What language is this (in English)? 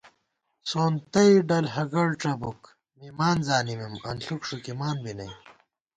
Gawar-Bati